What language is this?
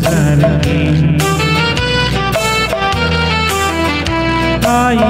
Arabic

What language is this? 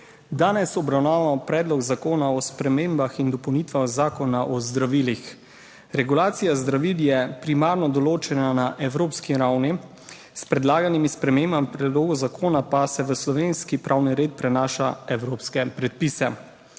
Slovenian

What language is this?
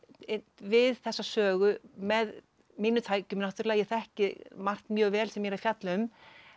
Icelandic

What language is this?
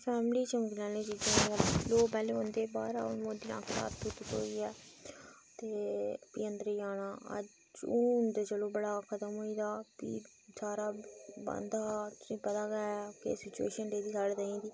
Dogri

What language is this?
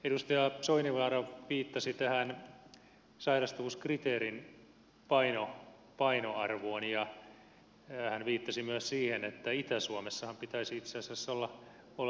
Finnish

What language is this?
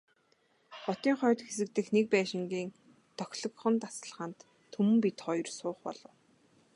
Mongolian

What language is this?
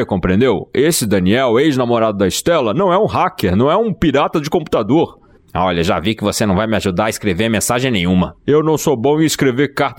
Portuguese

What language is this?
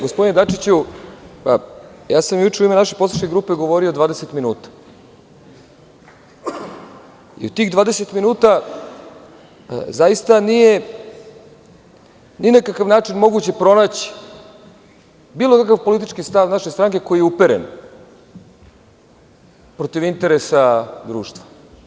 Serbian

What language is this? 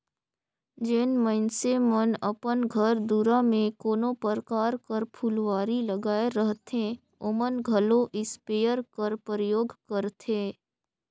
Chhattisgarhi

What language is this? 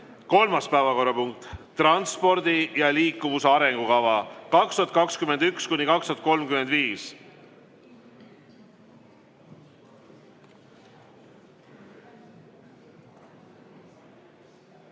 Estonian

